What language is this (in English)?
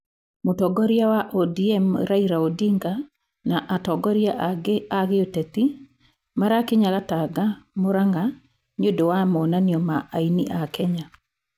Kikuyu